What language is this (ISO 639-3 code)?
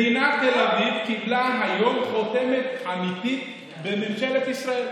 heb